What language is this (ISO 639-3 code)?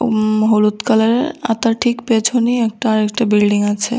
ben